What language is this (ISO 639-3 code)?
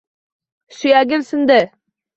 uzb